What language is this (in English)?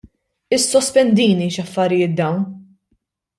Maltese